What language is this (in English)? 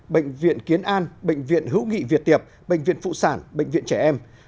Vietnamese